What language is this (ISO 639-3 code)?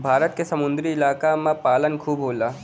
bho